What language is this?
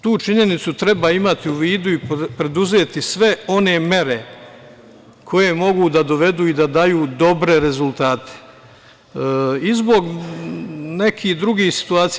Serbian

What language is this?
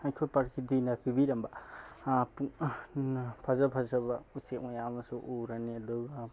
Manipuri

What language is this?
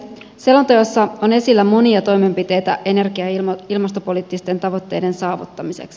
Finnish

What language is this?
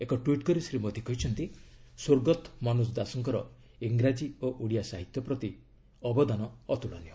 Odia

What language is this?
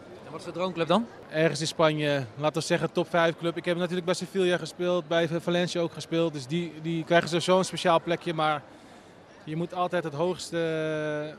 Dutch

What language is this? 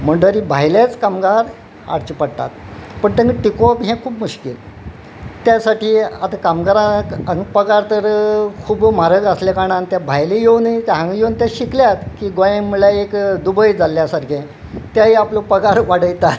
Konkani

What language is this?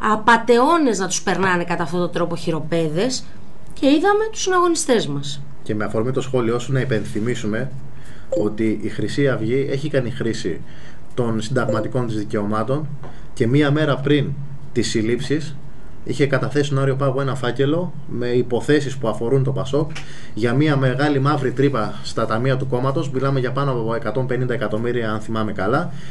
Greek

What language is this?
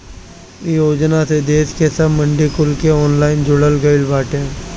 Bhojpuri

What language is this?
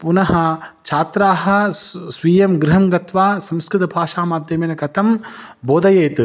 Sanskrit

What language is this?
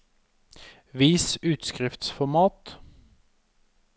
Norwegian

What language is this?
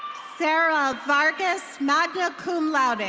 English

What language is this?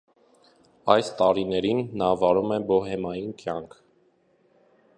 Armenian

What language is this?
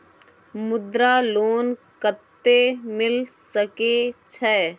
Maithili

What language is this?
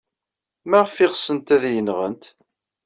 Kabyle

